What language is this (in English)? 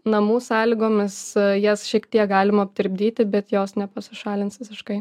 Lithuanian